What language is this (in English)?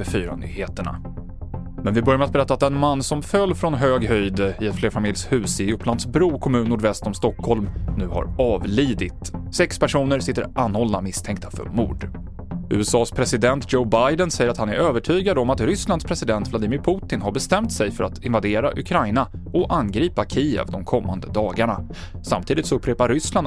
Swedish